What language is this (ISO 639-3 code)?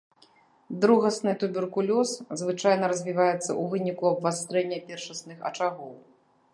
bel